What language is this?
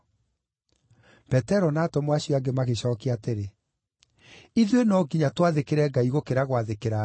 Kikuyu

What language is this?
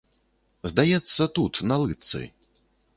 Belarusian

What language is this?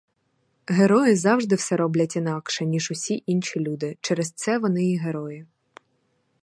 Ukrainian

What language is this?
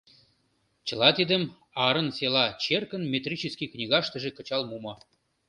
Mari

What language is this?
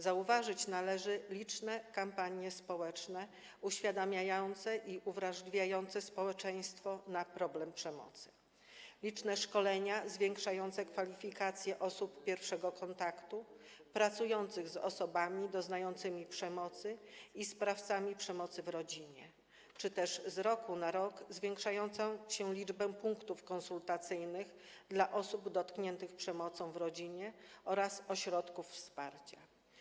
Polish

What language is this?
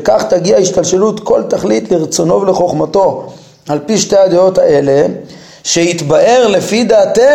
Hebrew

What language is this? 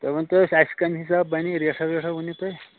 Kashmiri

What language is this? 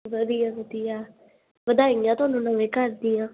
Punjabi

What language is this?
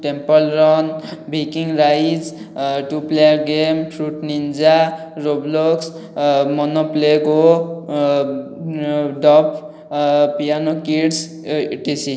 Odia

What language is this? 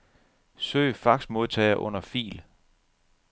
Danish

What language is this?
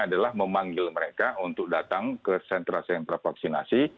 Indonesian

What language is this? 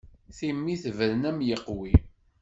Kabyle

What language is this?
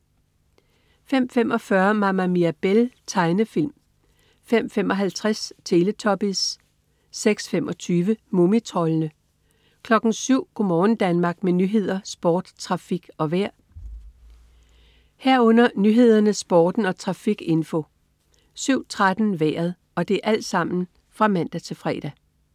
Danish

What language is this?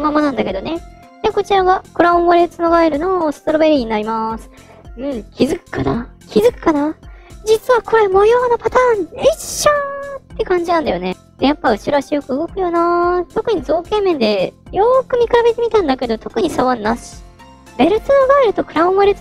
Japanese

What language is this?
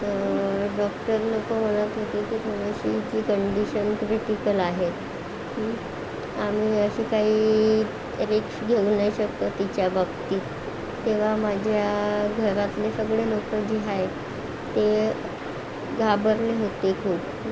Marathi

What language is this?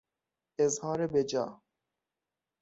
Persian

